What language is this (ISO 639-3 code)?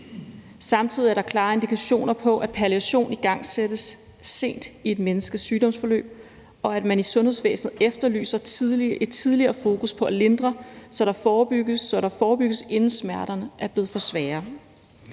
dan